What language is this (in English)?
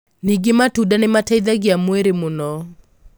Kikuyu